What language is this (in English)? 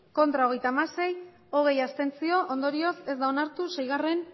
Basque